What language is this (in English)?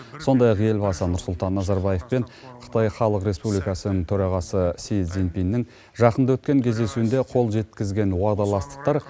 Kazakh